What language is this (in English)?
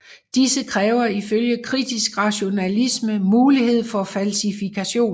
Danish